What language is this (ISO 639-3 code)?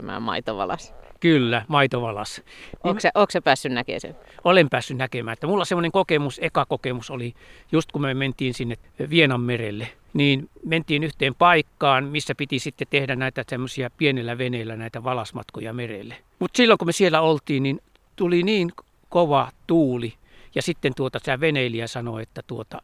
fin